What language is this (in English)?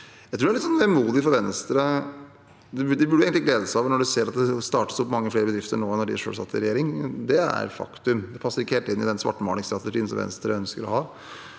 Norwegian